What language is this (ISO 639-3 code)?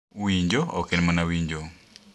luo